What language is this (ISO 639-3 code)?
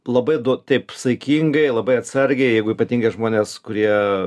lit